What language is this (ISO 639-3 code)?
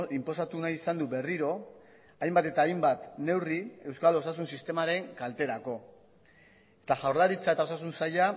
eus